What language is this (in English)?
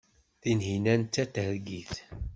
Kabyle